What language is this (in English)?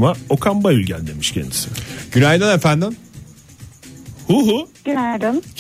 Turkish